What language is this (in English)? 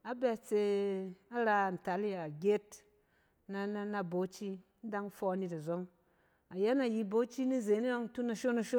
Cen